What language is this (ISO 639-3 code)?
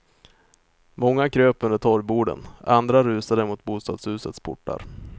swe